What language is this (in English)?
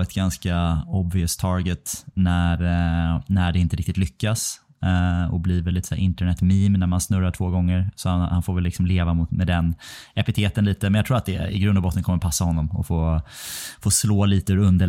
Swedish